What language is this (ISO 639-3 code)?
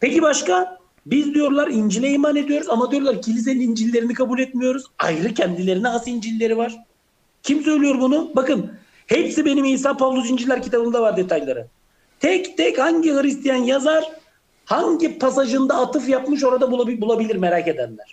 tur